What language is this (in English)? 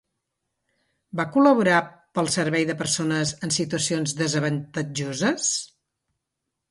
Catalan